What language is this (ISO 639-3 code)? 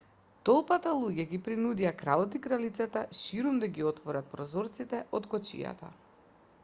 mkd